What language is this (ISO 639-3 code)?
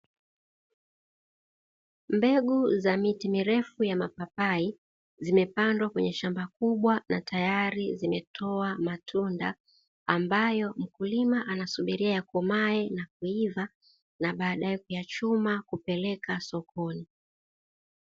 swa